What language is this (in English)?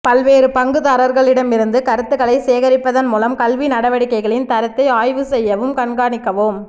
Tamil